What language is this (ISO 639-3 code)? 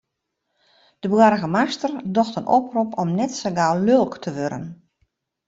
fry